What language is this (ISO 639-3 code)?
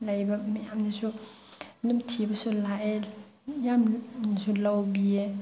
mni